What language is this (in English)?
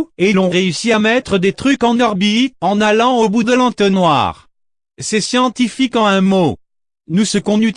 French